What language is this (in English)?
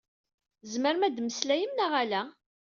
Kabyle